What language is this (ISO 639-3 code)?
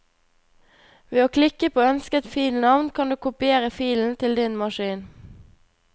nor